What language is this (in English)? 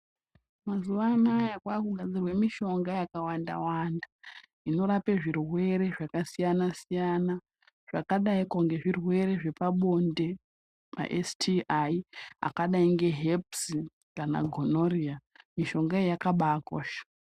Ndau